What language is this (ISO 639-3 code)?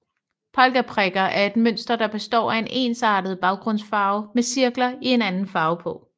dan